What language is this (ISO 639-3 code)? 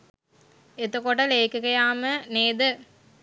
sin